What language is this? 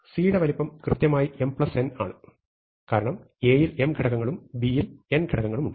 Malayalam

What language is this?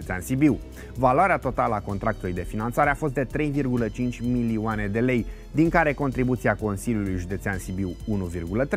Romanian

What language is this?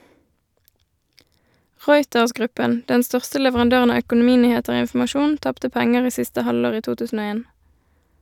Norwegian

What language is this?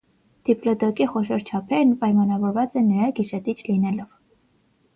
Armenian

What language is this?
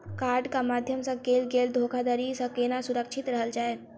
Maithili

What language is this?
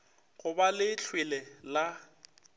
Northern Sotho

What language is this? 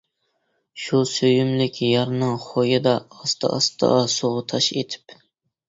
Uyghur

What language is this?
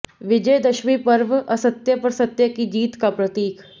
Hindi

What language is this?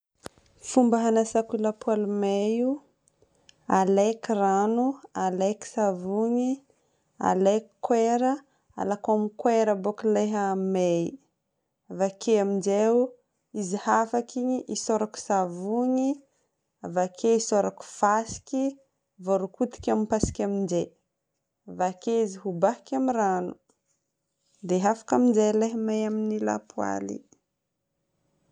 Northern Betsimisaraka Malagasy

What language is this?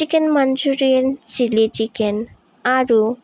Assamese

